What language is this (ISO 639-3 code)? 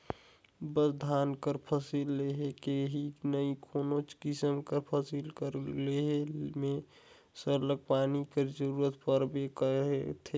hne